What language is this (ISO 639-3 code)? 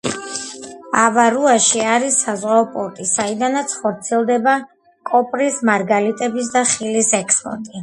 kat